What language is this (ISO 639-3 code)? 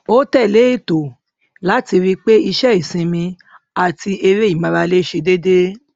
yor